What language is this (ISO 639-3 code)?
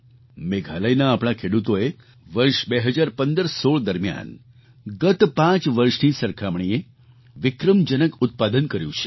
guj